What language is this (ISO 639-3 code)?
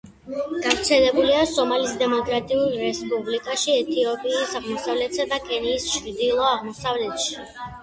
kat